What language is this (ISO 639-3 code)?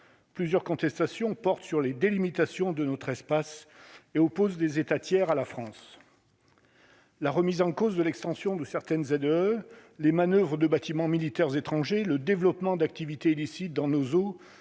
fra